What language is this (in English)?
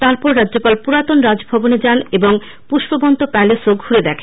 Bangla